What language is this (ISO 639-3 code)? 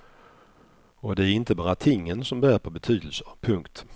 swe